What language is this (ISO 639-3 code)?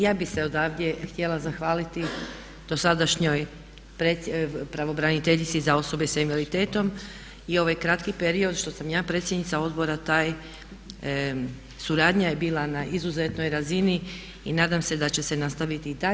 hrv